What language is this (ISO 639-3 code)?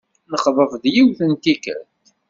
kab